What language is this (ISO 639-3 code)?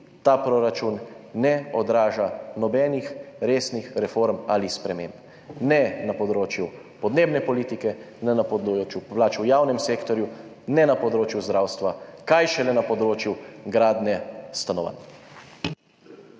slv